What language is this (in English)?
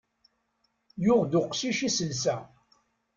Kabyle